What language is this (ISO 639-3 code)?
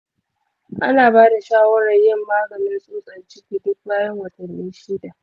hau